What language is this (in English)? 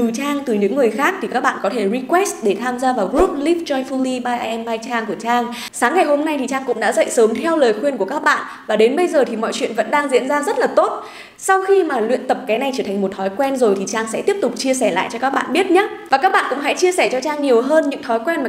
Vietnamese